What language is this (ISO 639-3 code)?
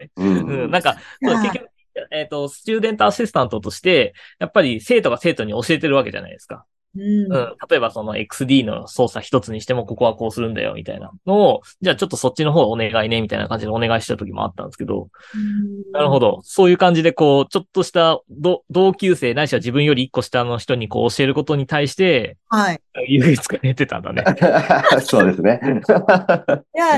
jpn